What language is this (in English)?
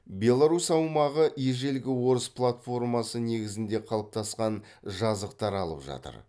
Kazakh